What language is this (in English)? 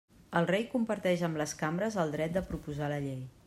Catalan